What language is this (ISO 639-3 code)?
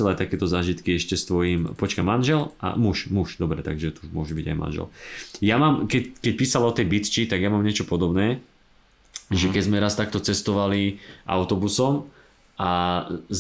slk